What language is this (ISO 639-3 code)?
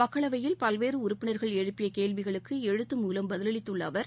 tam